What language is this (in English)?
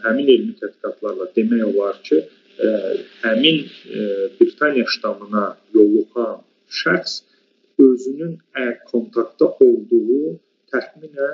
Turkish